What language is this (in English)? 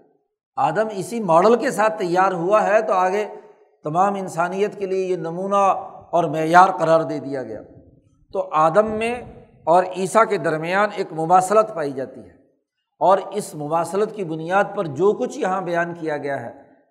Urdu